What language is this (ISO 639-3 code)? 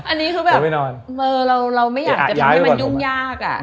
tha